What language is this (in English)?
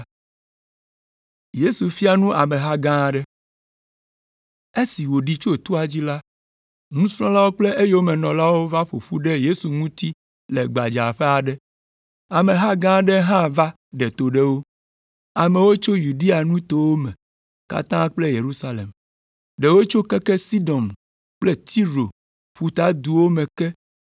Ewe